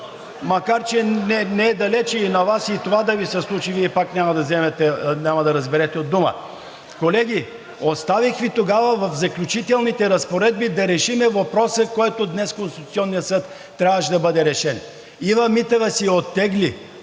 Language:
Bulgarian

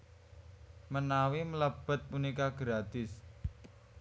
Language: Javanese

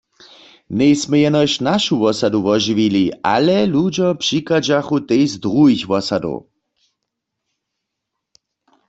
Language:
Upper Sorbian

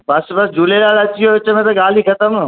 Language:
Sindhi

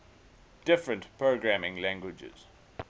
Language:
English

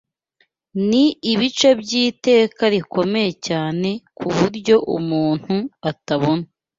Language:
Kinyarwanda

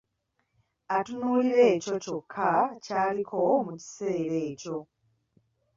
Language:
Ganda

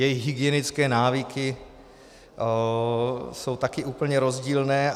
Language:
Czech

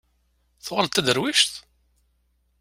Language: Kabyle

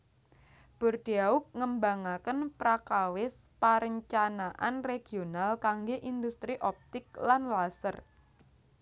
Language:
Javanese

